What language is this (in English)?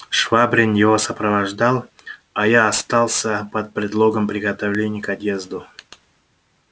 Russian